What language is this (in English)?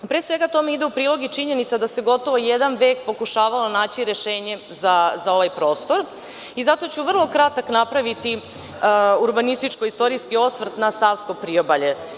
Serbian